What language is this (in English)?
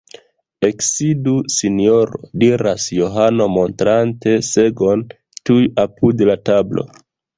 Esperanto